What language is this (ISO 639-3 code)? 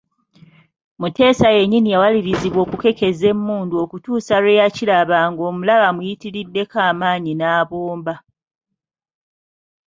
lug